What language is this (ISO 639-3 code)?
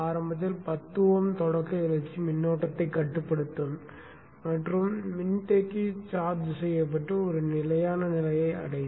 tam